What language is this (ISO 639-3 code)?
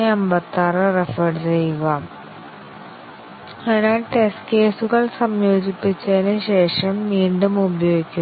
mal